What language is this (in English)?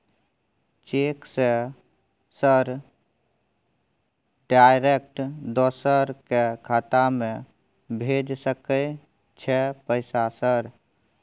Maithili